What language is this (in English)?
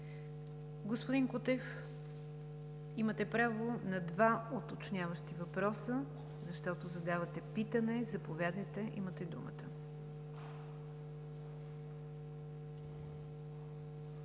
Bulgarian